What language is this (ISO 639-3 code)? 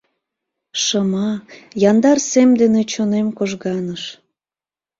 chm